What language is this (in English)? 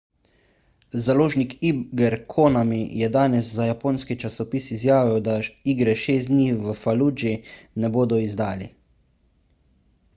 Slovenian